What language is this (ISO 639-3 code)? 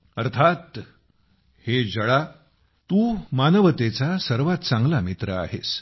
mar